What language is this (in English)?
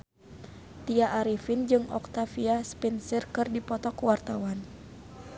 Sundanese